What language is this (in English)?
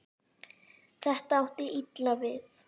Icelandic